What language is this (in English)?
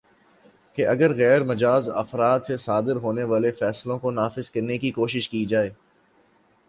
Urdu